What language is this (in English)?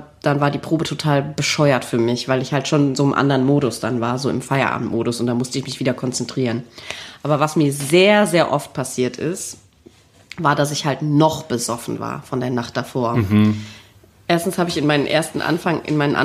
German